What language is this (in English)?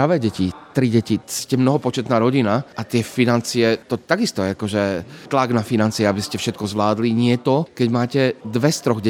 Slovak